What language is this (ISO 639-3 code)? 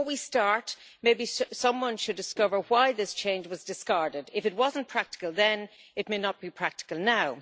eng